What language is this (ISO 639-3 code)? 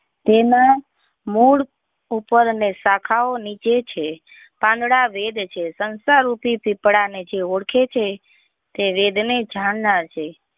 guj